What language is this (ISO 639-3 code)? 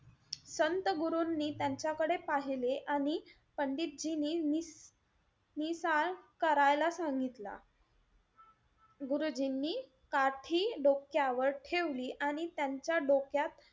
mar